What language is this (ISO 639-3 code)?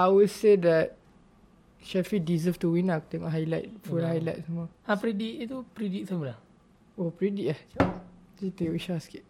msa